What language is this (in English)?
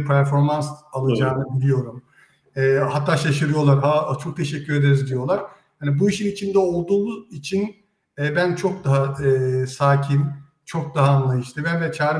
Turkish